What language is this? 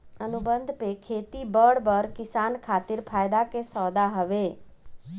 Bhojpuri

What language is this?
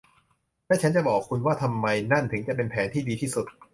Thai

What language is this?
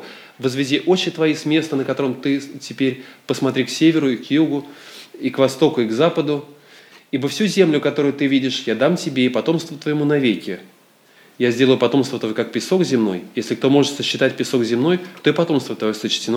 Russian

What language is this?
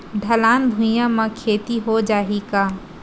Chhattisgarhi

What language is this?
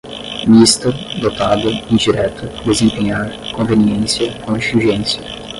Portuguese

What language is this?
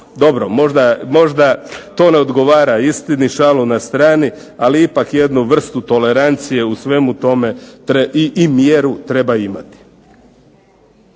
Croatian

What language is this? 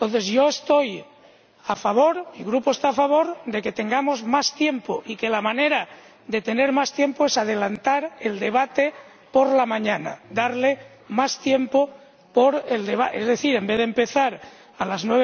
Spanish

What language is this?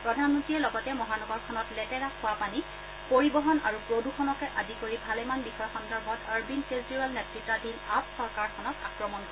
Assamese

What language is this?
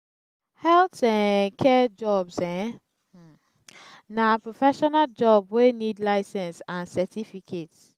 Nigerian Pidgin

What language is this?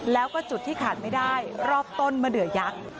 Thai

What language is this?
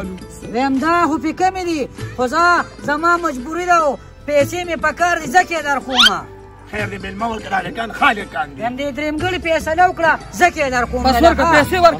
Arabic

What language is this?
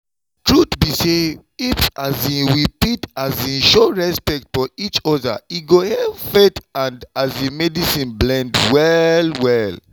Nigerian Pidgin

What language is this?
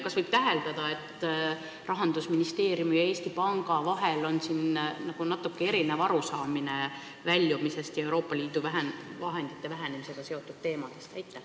Estonian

